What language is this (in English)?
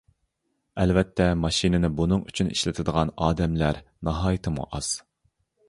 Uyghur